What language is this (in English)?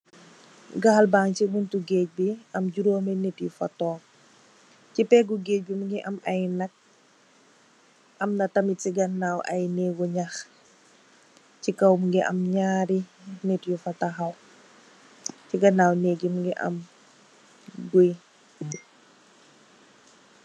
Wolof